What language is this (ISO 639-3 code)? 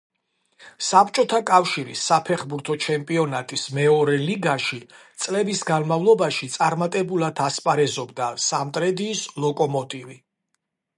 kat